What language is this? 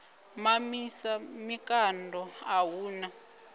Venda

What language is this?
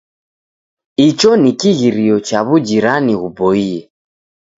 Taita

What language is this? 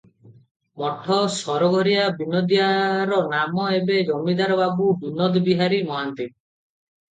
Odia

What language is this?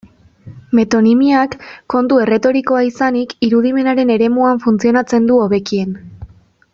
Basque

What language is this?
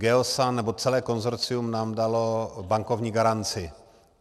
Czech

